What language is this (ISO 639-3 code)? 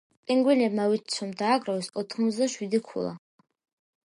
kat